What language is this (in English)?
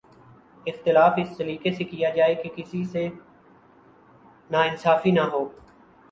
Urdu